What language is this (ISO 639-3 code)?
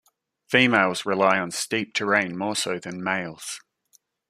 eng